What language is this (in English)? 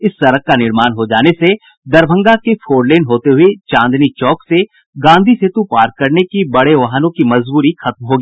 Hindi